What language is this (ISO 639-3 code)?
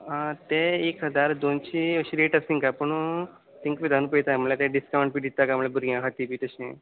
kok